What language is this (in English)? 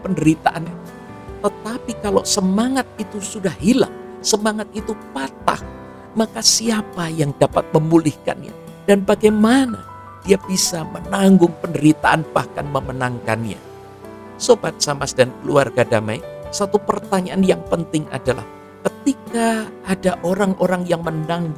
Indonesian